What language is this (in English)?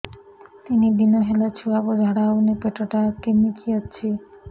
Odia